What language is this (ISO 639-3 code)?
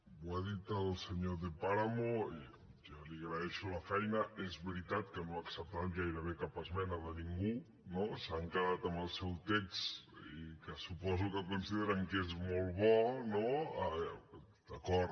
cat